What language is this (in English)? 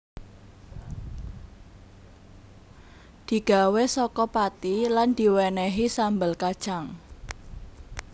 Javanese